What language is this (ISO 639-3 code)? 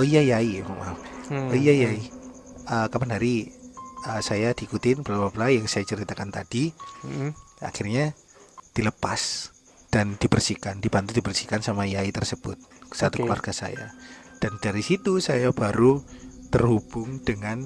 ind